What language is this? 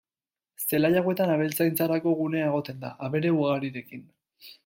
Basque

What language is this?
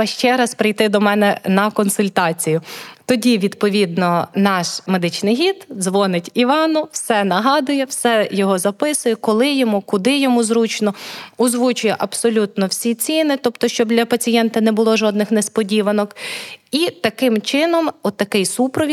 Ukrainian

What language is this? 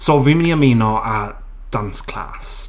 Welsh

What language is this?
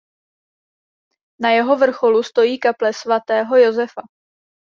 Czech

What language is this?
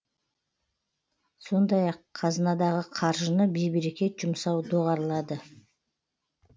Kazakh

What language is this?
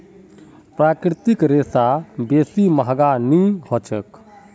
Magahi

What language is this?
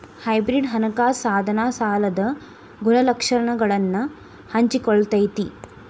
Kannada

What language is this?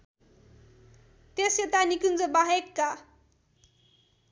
Nepali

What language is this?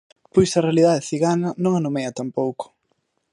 Galician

